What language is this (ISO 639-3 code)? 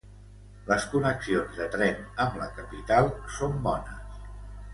cat